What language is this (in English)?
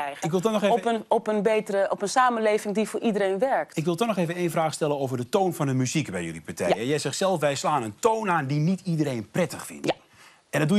Dutch